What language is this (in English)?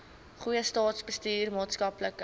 Afrikaans